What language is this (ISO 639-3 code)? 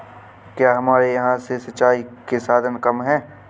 hin